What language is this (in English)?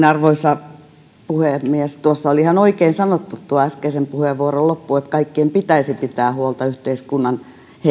Finnish